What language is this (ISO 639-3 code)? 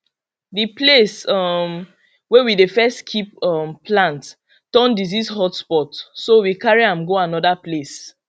pcm